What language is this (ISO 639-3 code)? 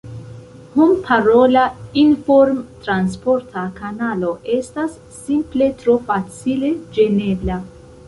epo